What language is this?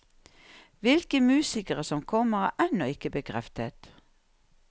Norwegian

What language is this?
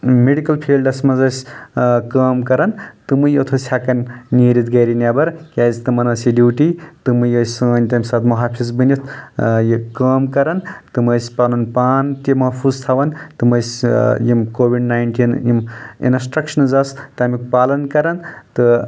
Kashmiri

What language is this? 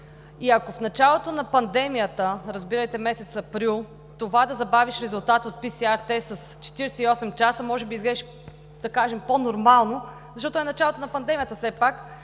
Bulgarian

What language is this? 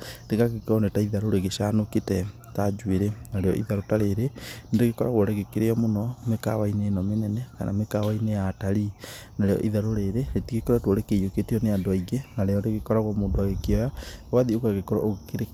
Kikuyu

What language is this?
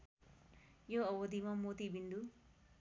Nepali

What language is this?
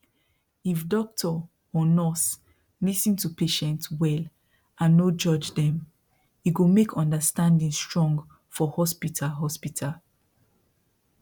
Nigerian Pidgin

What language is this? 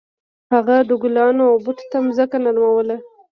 Pashto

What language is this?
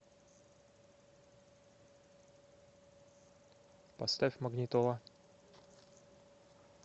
Russian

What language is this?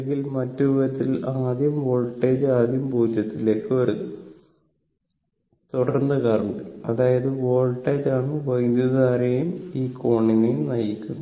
Malayalam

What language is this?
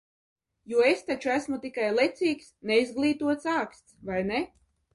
Latvian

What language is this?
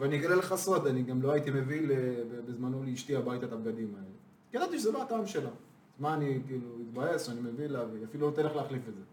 Hebrew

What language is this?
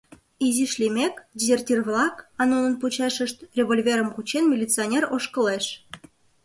Mari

